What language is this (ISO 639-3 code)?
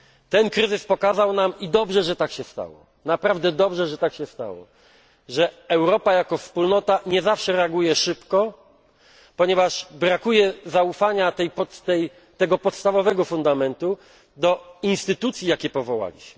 pol